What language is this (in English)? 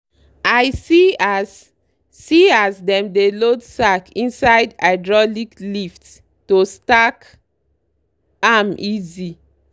Nigerian Pidgin